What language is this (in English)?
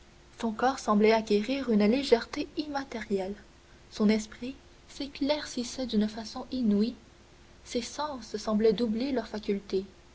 French